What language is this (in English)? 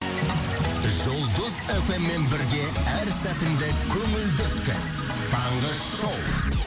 Kazakh